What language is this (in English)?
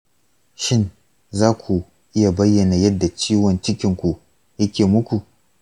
Hausa